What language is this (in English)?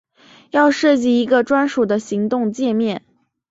Chinese